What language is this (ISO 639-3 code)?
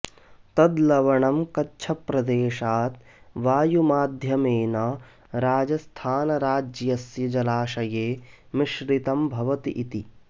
san